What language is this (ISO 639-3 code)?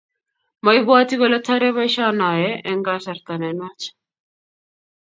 kln